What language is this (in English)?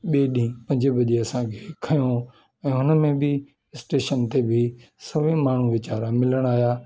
Sindhi